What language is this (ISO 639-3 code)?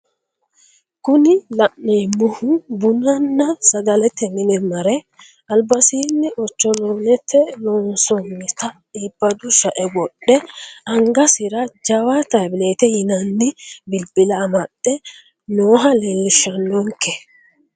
sid